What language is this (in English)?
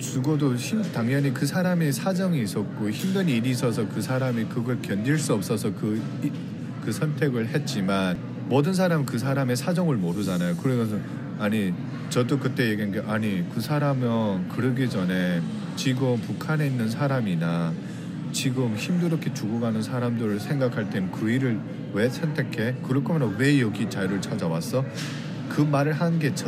Korean